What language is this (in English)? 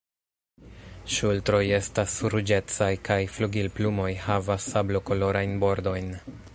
Esperanto